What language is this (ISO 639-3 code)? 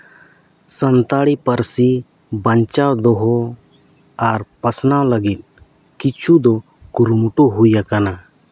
sat